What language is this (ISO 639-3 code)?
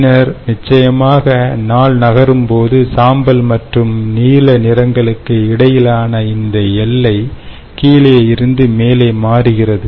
tam